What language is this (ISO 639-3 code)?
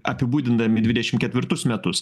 lit